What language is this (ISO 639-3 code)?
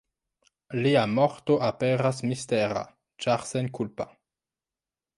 epo